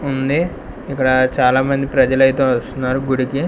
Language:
Telugu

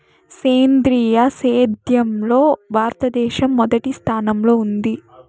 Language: Telugu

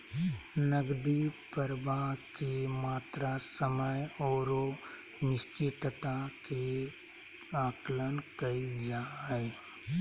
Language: Magahi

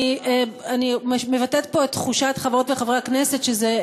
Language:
Hebrew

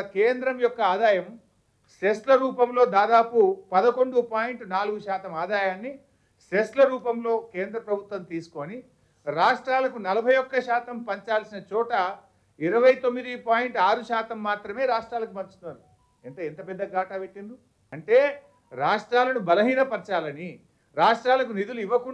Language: Hindi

